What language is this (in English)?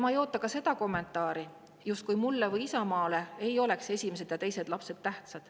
Estonian